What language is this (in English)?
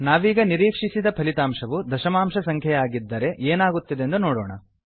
Kannada